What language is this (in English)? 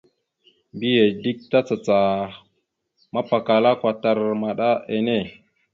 Mada (Cameroon)